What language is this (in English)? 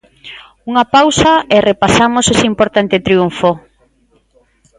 Galician